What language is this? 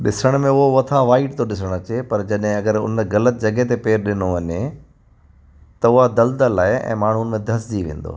Sindhi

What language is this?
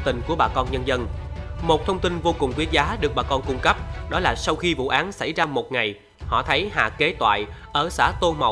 Vietnamese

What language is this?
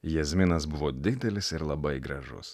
Lithuanian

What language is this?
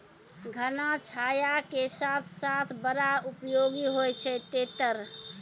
Maithili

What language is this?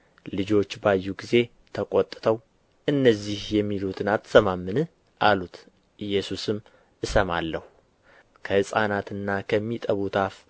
Amharic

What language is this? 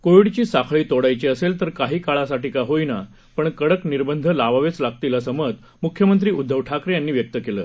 Marathi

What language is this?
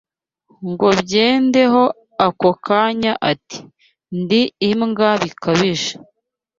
Kinyarwanda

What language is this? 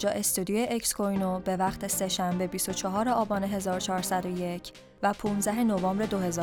Persian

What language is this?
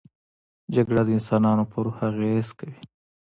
Pashto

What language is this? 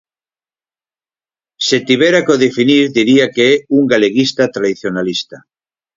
Galician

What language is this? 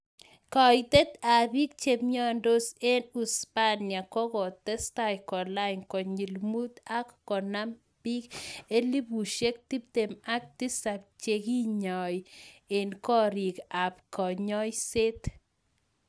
Kalenjin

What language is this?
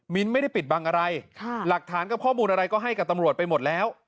Thai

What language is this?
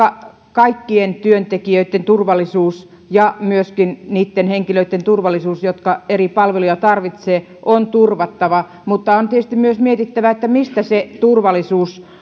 Finnish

